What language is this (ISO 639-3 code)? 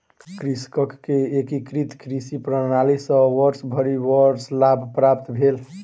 mai